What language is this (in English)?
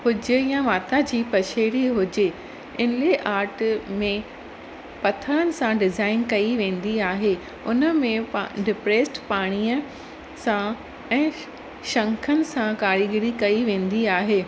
Sindhi